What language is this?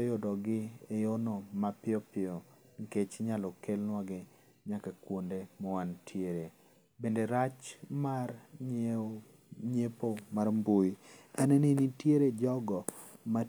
Luo (Kenya and Tanzania)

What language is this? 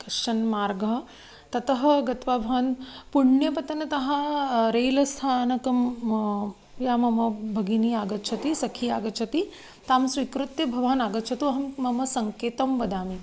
Sanskrit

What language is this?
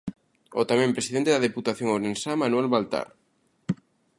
Galician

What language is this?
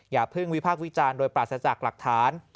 Thai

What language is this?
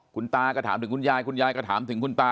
Thai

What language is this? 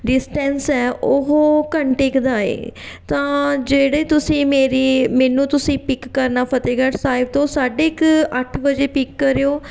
Punjabi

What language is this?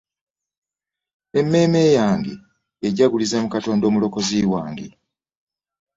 Ganda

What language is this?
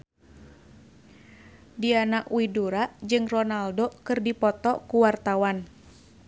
Sundanese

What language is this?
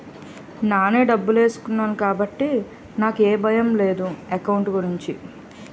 Telugu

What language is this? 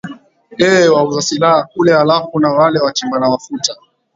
Swahili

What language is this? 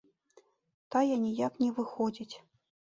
Belarusian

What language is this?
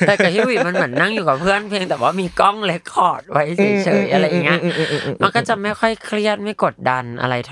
Thai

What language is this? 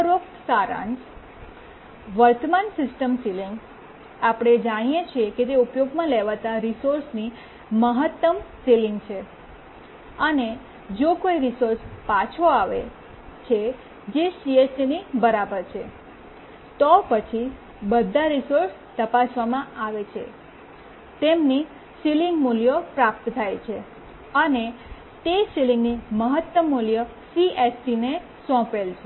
Gujarati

